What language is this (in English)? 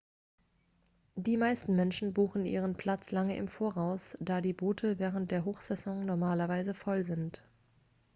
German